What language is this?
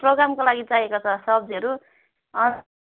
Nepali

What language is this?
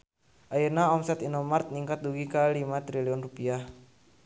Sundanese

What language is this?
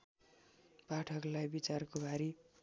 Nepali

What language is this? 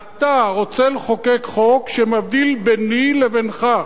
Hebrew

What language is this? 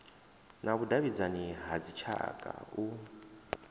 Venda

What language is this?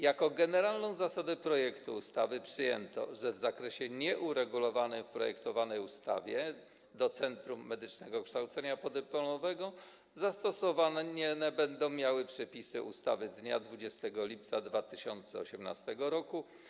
Polish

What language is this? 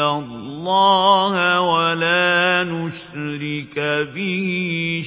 Arabic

